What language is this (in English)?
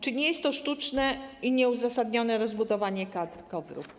Polish